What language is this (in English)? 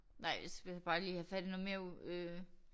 Danish